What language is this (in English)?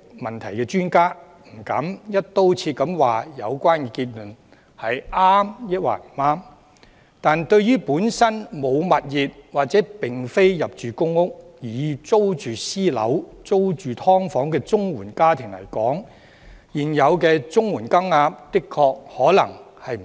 Cantonese